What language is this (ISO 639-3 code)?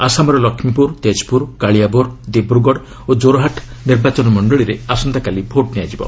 ori